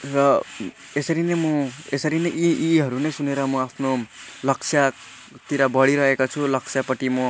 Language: Nepali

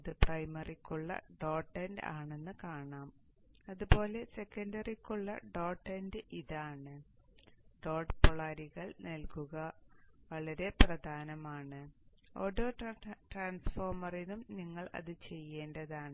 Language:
Malayalam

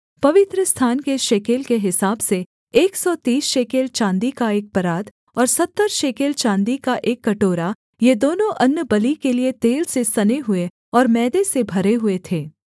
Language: Hindi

